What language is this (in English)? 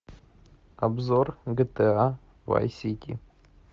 Russian